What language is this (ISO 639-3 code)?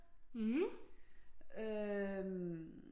dan